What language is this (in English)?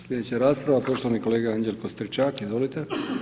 Croatian